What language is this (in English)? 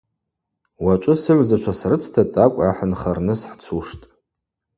Abaza